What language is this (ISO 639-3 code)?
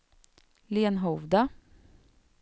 swe